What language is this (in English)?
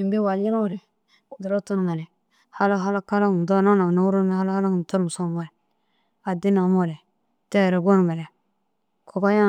Dazaga